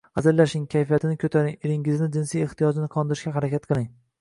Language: Uzbek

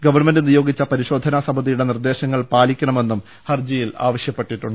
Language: Malayalam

